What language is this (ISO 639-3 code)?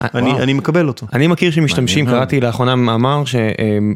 heb